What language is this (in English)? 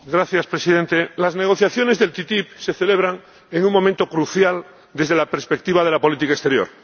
Spanish